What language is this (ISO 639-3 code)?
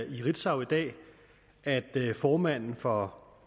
dan